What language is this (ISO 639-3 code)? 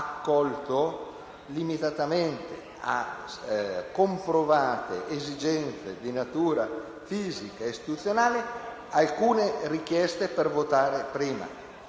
ita